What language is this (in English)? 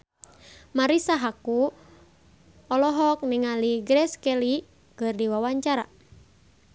Sundanese